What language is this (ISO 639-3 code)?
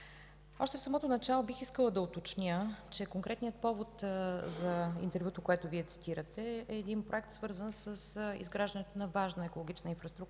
bul